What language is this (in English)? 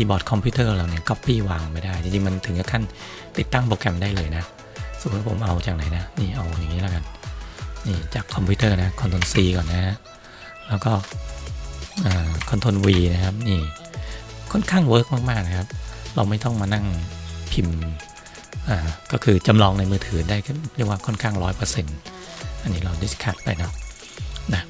Thai